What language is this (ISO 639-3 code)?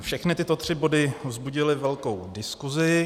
ces